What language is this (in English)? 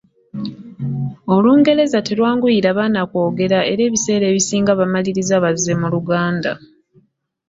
Ganda